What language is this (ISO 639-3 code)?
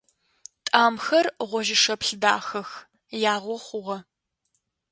ady